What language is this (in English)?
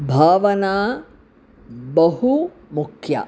Sanskrit